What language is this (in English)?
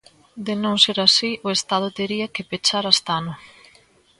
Galician